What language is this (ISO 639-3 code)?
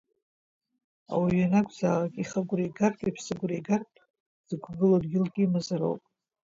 abk